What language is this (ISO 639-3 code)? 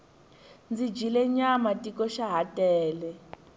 tso